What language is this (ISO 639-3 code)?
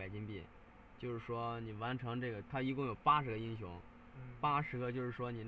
zho